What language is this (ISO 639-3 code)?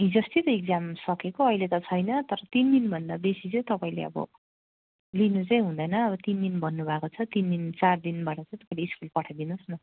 nep